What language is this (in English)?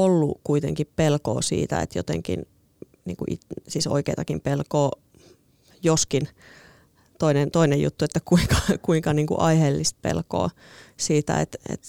Finnish